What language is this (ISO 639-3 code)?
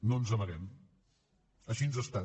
cat